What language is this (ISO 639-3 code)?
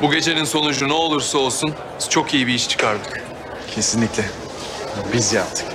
tur